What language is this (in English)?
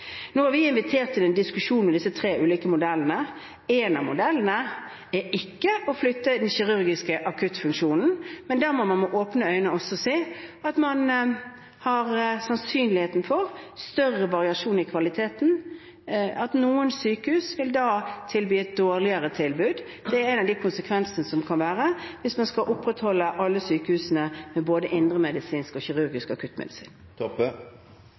Norwegian